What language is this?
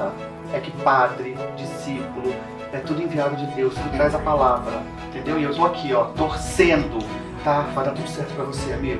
Portuguese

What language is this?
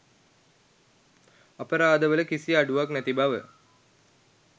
Sinhala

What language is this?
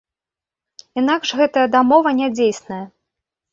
Belarusian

